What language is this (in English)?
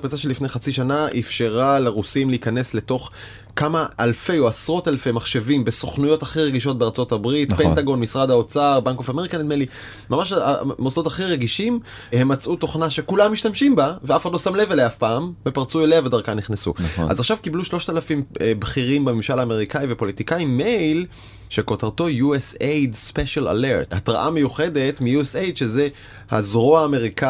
Hebrew